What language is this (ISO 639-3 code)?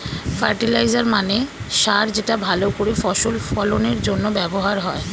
ben